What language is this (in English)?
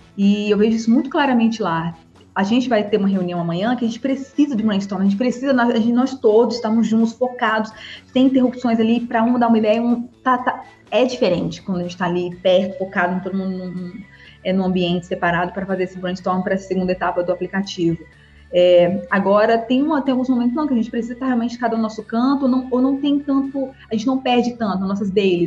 Portuguese